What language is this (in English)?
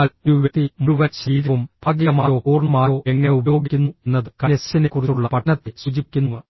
Malayalam